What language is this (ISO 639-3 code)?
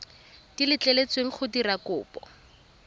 tsn